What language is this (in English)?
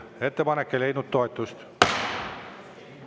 Estonian